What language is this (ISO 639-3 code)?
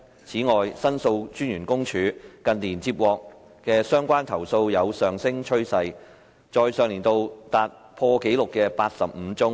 yue